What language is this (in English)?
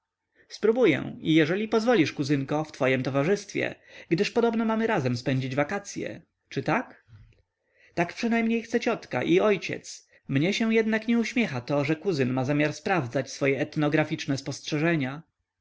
Polish